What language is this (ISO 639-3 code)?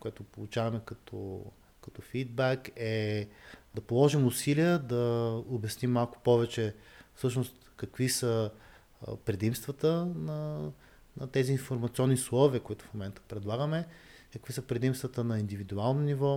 bul